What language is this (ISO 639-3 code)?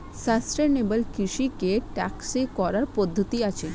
ben